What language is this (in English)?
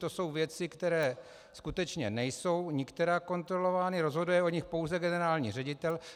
Czech